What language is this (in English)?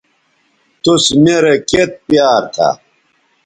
Bateri